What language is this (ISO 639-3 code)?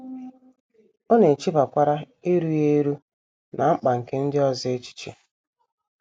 ibo